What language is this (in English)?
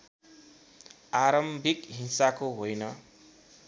Nepali